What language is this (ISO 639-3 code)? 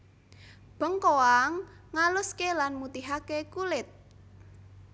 jav